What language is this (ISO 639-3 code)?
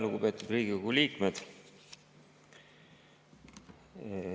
est